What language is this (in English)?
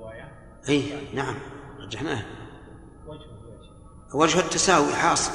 Arabic